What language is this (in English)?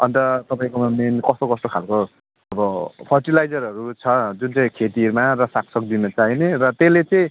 Nepali